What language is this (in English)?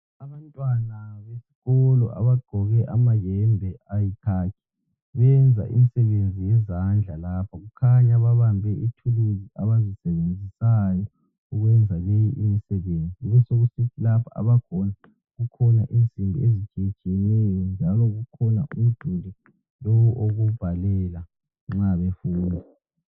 North Ndebele